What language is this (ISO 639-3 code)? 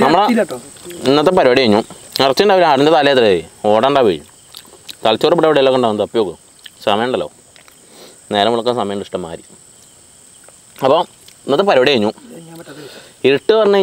tha